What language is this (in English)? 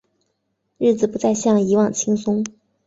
Chinese